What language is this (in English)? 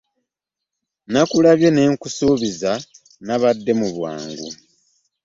Ganda